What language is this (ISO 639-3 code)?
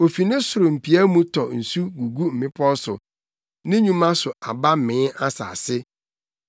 aka